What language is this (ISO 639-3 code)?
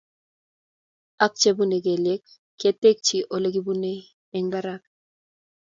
kln